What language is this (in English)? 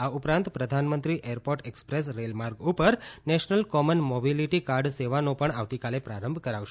Gujarati